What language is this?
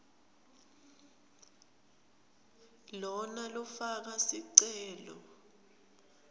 Swati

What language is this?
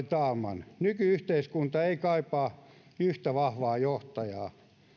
Finnish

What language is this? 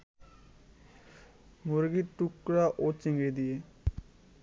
Bangla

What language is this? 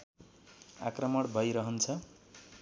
Nepali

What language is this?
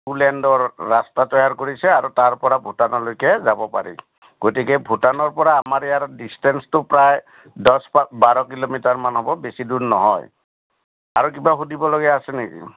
Assamese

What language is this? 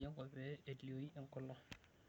Masai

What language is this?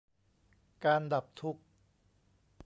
Thai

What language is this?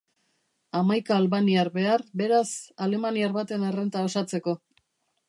Basque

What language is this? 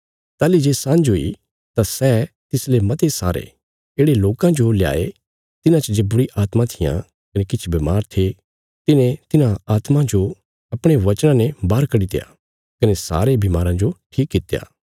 Bilaspuri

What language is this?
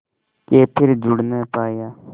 Hindi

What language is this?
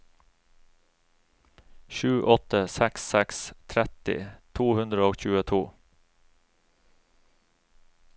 Norwegian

